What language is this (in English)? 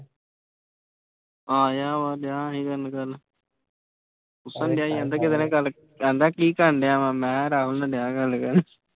Punjabi